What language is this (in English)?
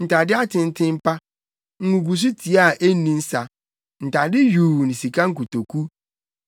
Akan